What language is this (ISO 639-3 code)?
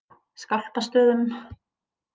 isl